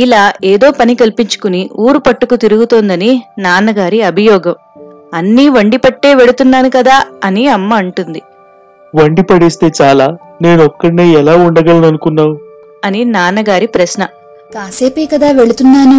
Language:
Telugu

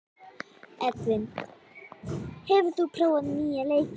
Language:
Icelandic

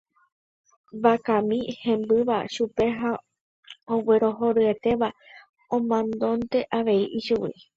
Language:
Guarani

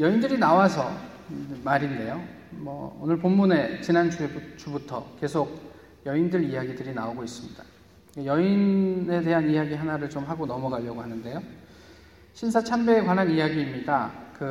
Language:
Korean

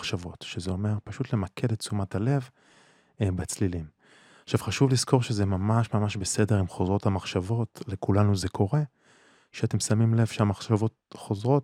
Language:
Hebrew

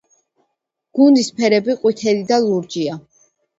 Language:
Georgian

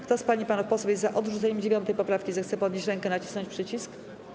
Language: Polish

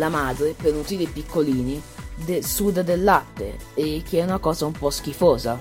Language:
Italian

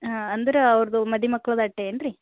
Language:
Kannada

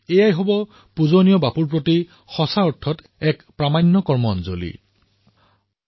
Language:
Assamese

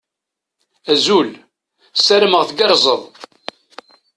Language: Kabyle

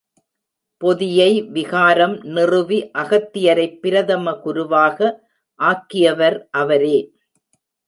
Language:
Tamil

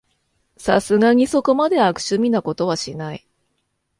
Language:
Japanese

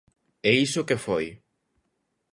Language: Galician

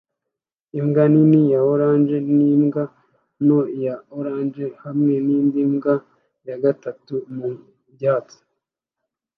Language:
Kinyarwanda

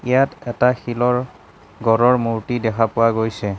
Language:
Assamese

